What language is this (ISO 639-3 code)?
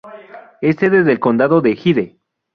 spa